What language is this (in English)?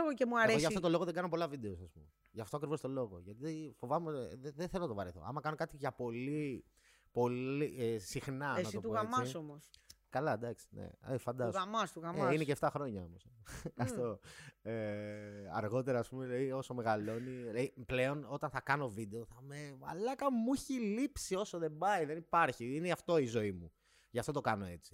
Greek